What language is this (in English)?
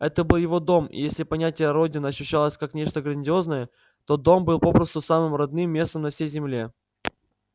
Russian